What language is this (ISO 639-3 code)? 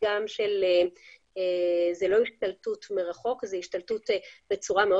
heb